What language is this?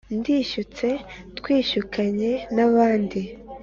Kinyarwanda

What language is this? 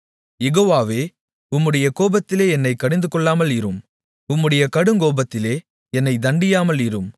Tamil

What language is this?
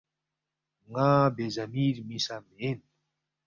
Balti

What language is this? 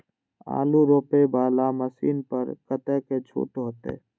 Maithili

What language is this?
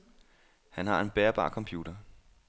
Danish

